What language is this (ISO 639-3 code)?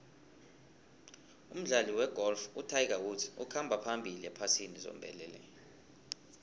nbl